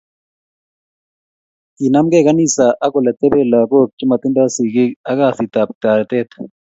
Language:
Kalenjin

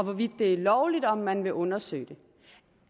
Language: Danish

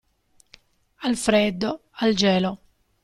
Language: Italian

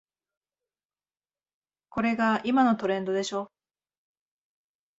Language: Japanese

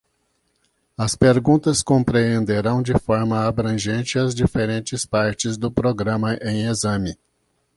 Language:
Portuguese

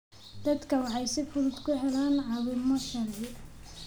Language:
Somali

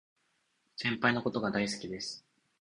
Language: Japanese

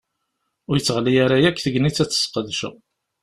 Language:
Kabyle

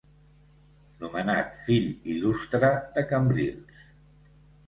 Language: Catalan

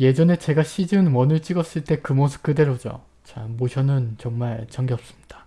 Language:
Korean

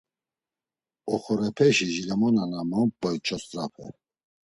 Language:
Laz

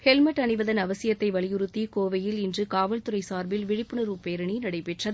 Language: Tamil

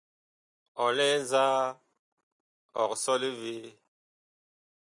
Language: Bakoko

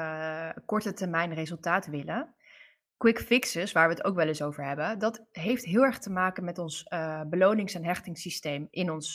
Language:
Dutch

